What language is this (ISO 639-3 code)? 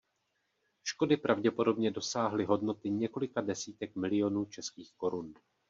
ces